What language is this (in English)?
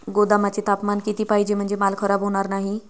Marathi